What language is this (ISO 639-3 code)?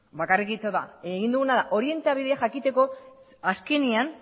eus